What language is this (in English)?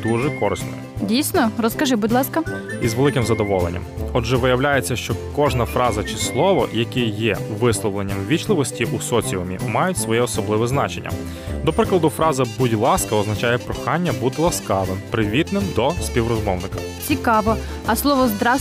Ukrainian